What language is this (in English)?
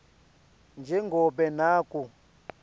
Swati